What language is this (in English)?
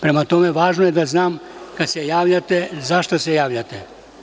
Serbian